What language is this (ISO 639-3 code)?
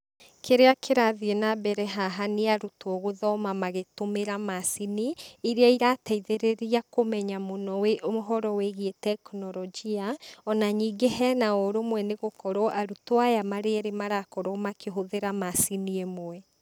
kik